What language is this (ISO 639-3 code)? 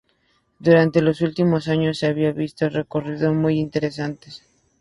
spa